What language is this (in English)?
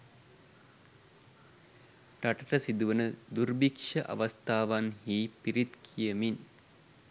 Sinhala